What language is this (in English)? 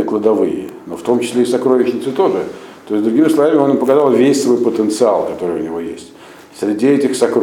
Russian